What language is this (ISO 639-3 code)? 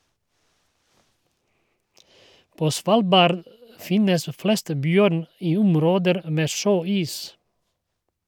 nor